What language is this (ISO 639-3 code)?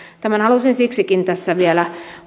fin